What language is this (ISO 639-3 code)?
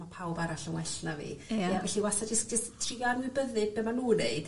cym